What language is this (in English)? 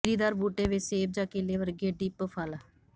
Punjabi